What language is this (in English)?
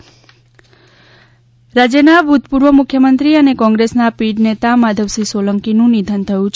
Gujarati